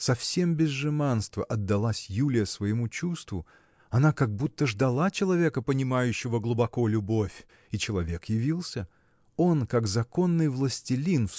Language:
Russian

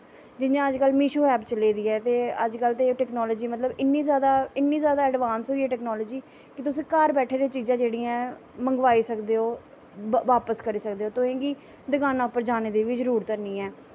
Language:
Dogri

